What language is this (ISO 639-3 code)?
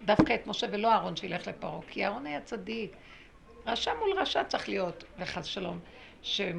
heb